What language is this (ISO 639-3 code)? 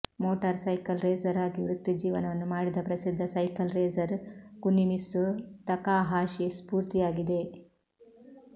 kan